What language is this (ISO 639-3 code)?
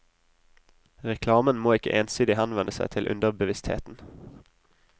nor